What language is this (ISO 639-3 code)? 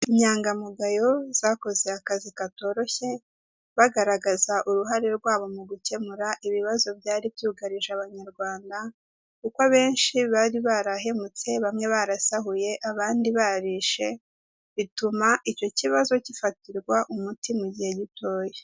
kin